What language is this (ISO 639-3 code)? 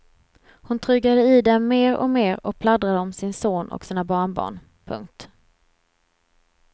swe